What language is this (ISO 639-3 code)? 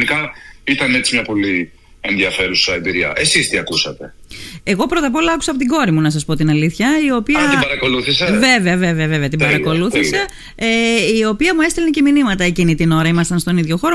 ell